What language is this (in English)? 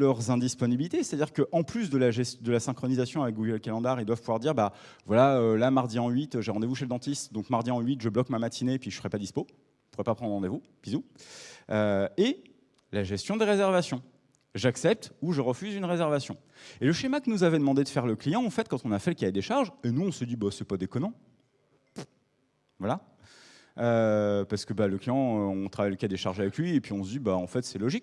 French